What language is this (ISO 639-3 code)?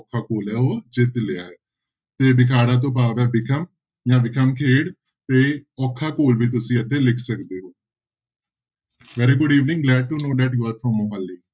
pan